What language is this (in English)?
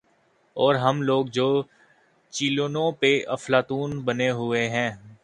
Urdu